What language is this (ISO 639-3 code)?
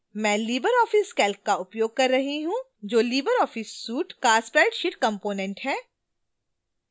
hin